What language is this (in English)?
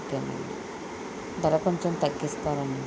Telugu